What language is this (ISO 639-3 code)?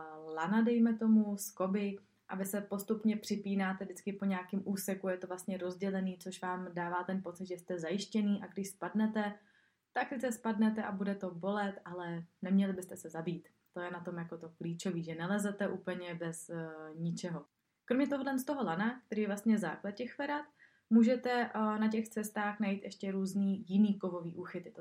ces